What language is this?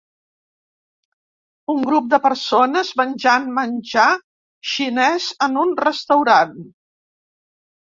Catalan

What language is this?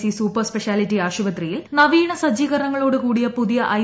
Malayalam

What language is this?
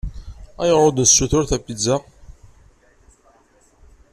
Kabyle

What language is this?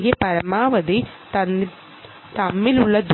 Malayalam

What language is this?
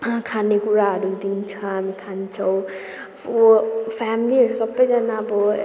Nepali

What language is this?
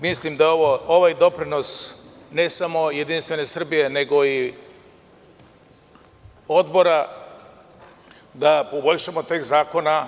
Serbian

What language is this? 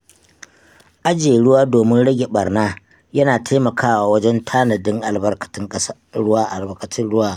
Hausa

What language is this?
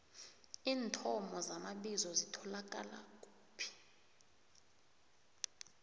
South Ndebele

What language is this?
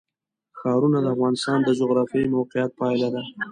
Pashto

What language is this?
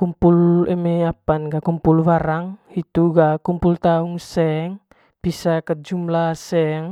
Manggarai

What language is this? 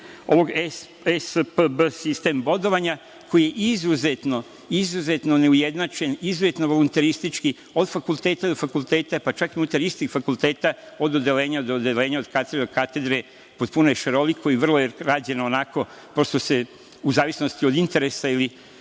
Serbian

